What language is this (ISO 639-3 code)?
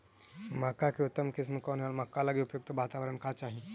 mag